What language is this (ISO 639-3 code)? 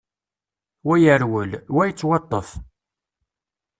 kab